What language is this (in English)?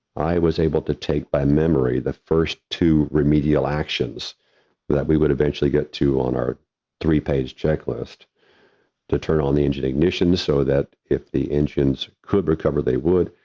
English